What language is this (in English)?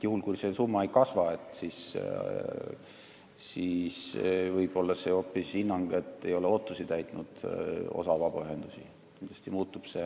Estonian